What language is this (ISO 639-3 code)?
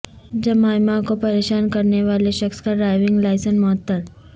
urd